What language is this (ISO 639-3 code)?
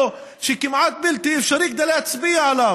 heb